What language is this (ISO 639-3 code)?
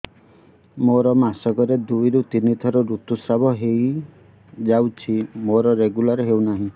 ori